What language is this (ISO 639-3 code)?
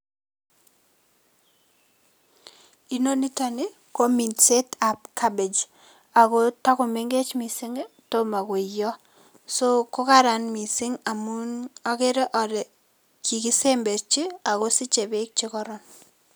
kln